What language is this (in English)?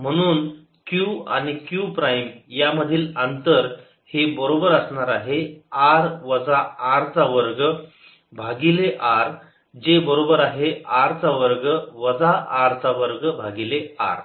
Marathi